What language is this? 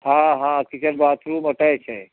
Hindi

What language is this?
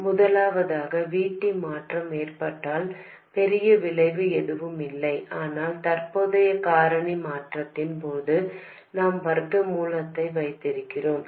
Tamil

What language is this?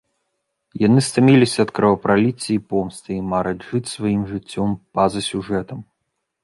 Belarusian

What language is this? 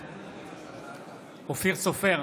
Hebrew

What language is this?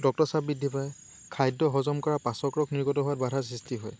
Assamese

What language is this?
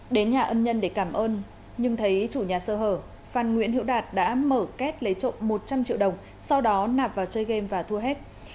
Vietnamese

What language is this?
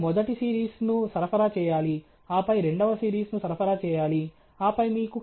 Telugu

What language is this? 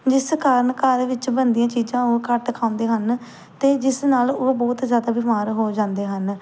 Punjabi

